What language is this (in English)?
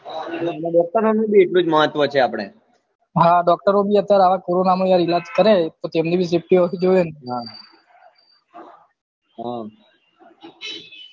Gujarati